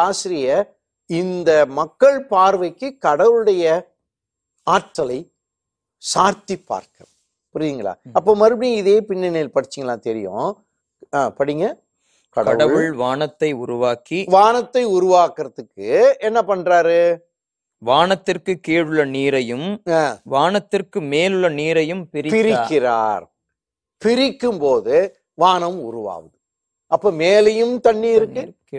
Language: Tamil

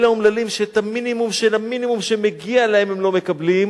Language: Hebrew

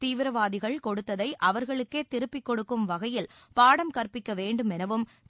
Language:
Tamil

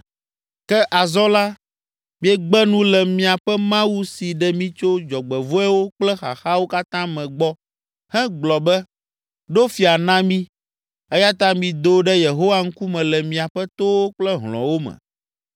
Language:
Ewe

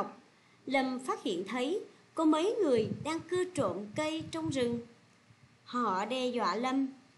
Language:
Vietnamese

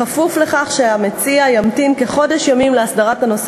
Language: Hebrew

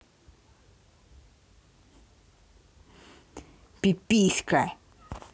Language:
Russian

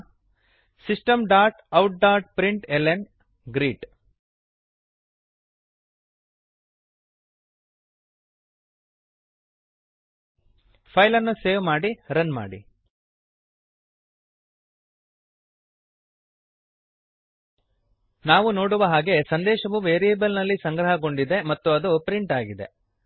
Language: Kannada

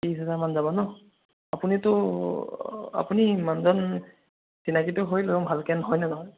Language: Assamese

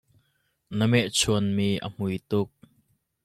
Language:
Hakha Chin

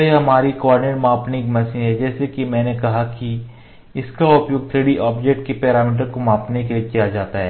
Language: Hindi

